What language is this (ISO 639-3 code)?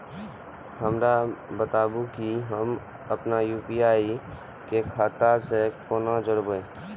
mai